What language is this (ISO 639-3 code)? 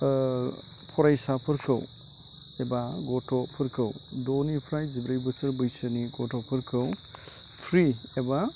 brx